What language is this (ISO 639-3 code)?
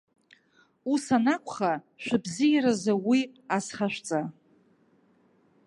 abk